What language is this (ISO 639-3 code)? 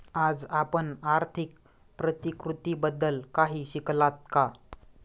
mar